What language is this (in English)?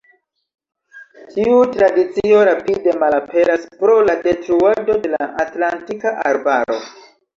Esperanto